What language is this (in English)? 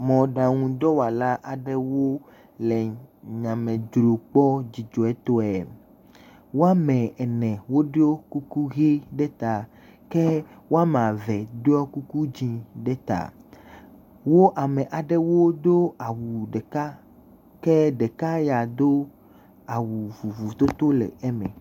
Ewe